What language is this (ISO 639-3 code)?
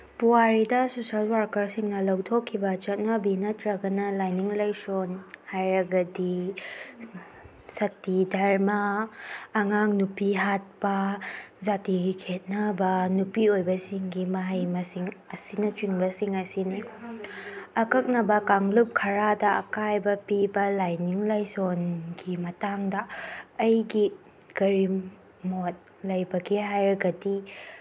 mni